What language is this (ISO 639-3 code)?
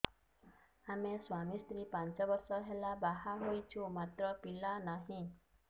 ori